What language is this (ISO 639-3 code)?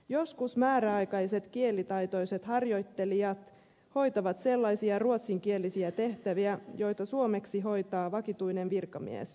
fin